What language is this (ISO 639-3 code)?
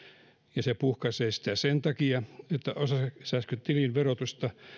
fin